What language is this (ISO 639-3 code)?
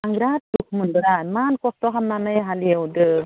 brx